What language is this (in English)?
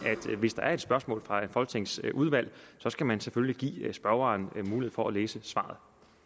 Danish